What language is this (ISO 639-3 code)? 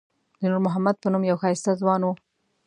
pus